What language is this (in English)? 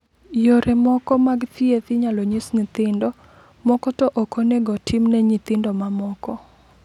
Luo (Kenya and Tanzania)